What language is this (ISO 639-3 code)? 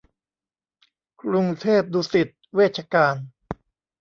tha